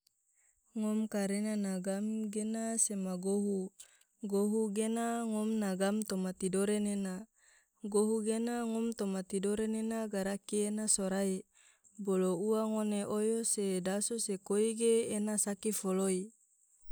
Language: Tidore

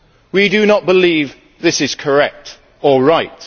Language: English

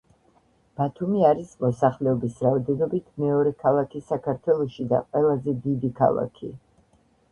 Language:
Georgian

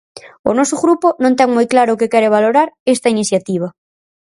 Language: Galician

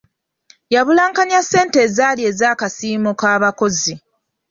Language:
Ganda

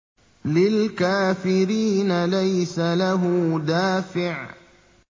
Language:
Arabic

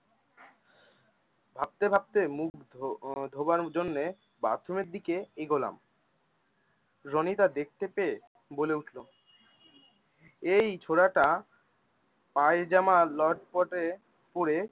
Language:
Bangla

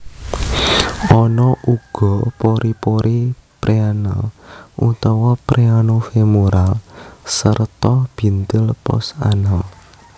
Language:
Javanese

